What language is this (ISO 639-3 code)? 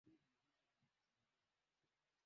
swa